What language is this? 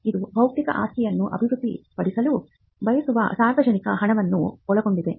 Kannada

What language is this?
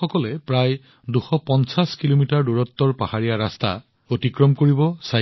Assamese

